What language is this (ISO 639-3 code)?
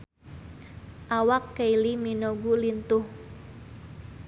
sun